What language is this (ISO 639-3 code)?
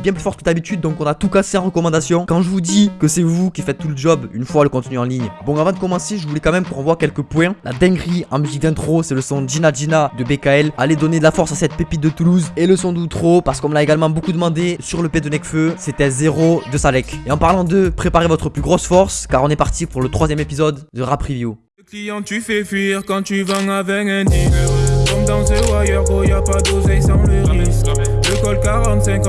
fra